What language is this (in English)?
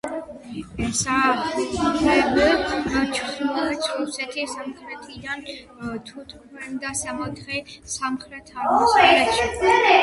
Georgian